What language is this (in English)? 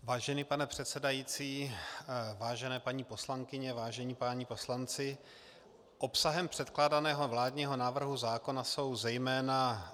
Czech